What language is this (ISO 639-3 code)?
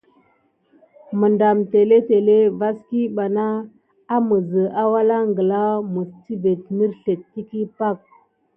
gid